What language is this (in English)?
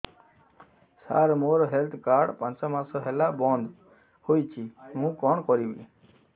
Odia